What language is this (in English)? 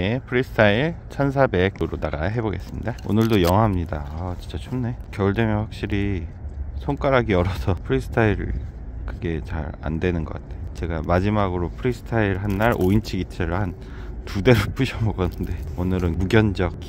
Korean